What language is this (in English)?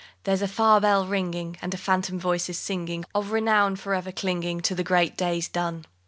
English